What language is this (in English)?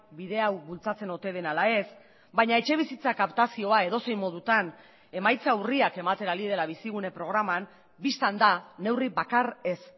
Basque